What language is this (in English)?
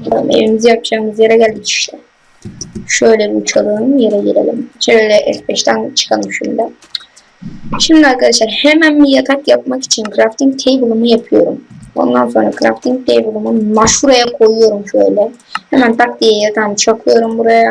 Turkish